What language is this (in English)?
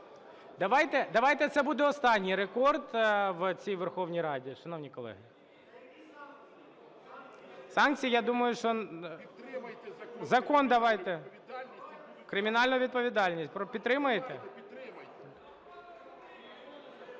Ukrainian